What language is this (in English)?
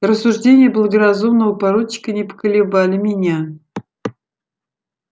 Russian